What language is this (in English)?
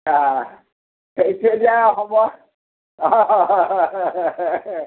Maithili